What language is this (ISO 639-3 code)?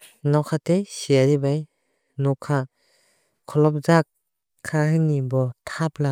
trp